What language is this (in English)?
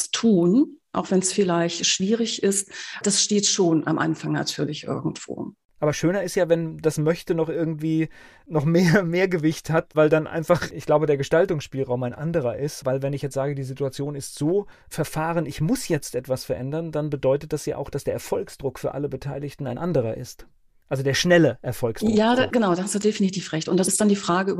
German